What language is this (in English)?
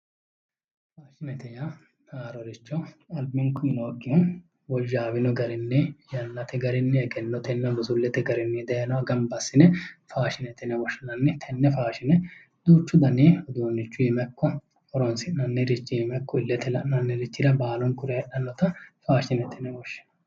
Sidamo